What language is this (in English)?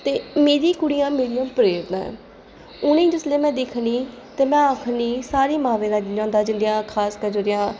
Dogri